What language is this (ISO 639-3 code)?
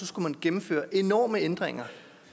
dan